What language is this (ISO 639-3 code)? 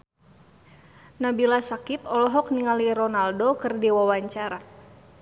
sun